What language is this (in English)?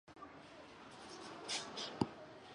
Chinese